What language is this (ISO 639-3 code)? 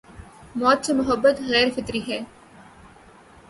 urd